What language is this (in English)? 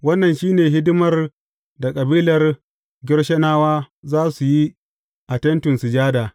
Hausa